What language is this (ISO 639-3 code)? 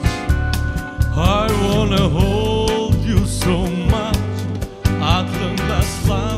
tur